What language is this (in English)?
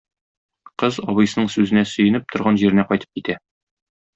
Tatar